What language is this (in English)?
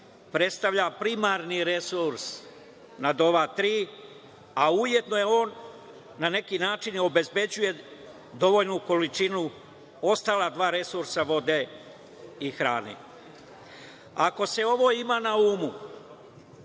Serbian